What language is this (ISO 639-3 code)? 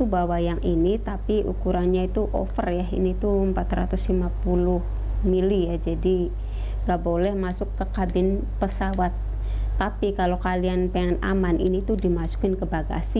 ind